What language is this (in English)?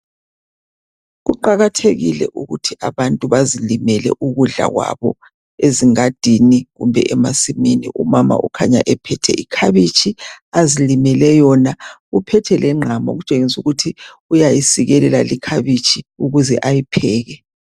North Ndebele